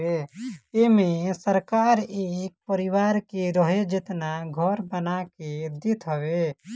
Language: Bhojpuri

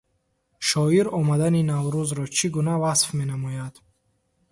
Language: Tajik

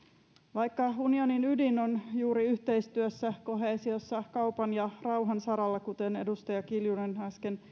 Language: Finnish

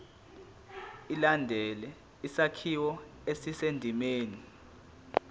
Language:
Zulu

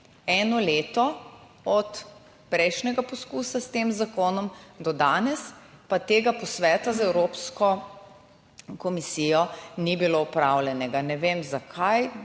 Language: Slovenian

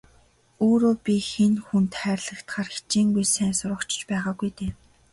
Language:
Mongolian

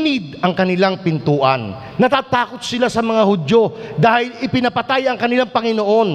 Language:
Filipino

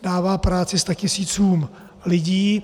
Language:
Czech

